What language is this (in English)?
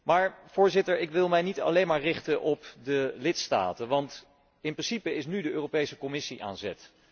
Dutch